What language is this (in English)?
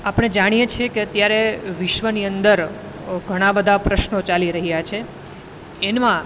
Gujarati